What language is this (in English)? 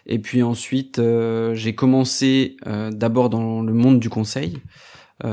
French